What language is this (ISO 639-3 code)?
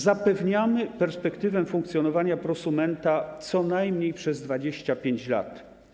pol